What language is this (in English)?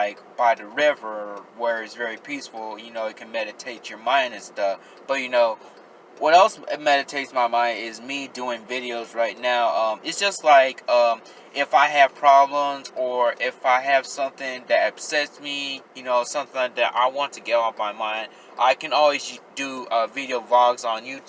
English